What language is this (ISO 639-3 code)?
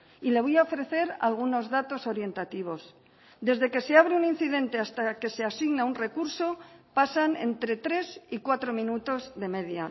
spa